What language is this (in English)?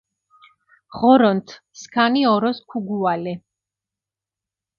Mingrelian